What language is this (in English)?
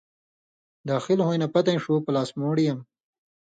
Indus Kohistani